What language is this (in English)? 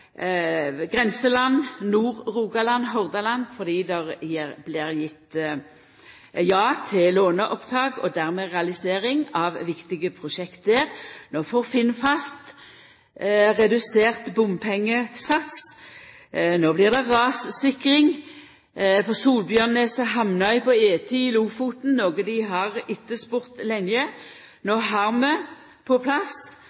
Norwegian Nynorsk